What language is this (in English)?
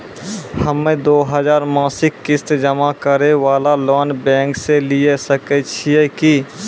Maithili